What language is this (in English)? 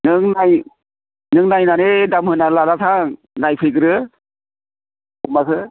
Bodo